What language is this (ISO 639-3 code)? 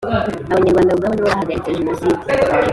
kin